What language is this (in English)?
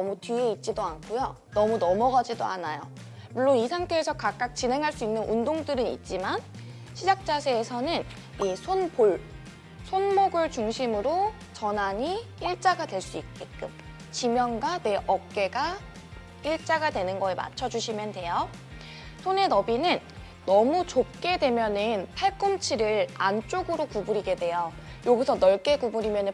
Korean